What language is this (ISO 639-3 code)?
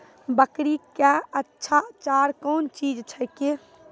mai